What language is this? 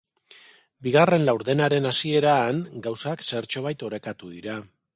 Basque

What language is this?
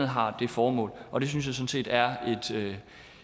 Danish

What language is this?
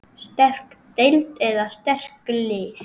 Icelandic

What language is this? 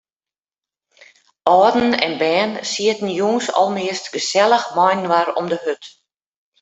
Western Frisian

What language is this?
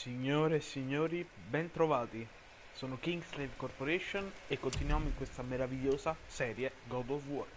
Italian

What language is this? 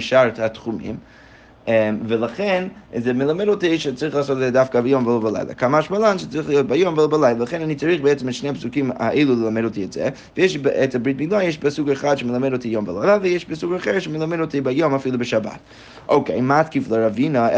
Hebrew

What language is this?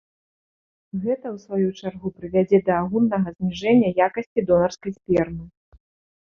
Belarusian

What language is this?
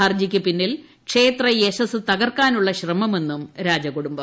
Malayalam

